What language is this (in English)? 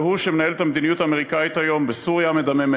Hebrew